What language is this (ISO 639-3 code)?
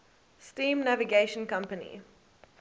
eng